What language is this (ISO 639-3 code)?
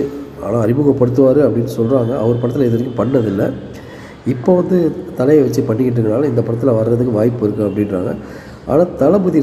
ara